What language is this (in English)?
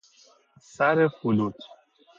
Persian